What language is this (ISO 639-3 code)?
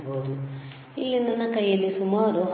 kan